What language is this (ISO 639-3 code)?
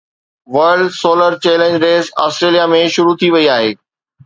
snd